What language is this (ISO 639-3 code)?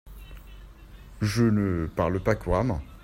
fra